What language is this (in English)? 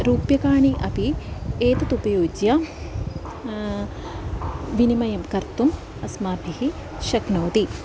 Sanskrit